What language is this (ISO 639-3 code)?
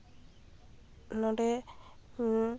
sat